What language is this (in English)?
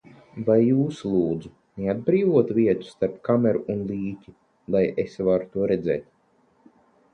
Latvian